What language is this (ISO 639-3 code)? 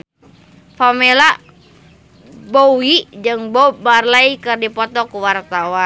sun